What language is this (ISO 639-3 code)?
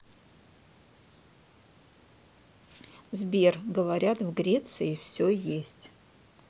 rus